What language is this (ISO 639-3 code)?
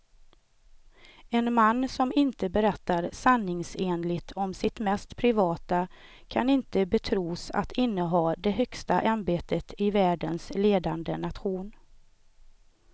swe